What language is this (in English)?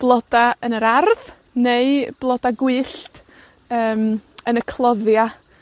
Welsh